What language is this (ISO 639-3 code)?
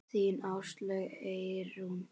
isl